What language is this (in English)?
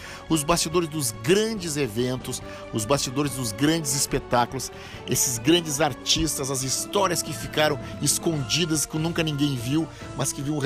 Portuguese